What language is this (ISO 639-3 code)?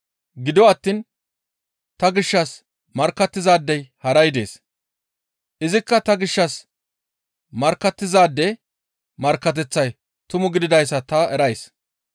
gmv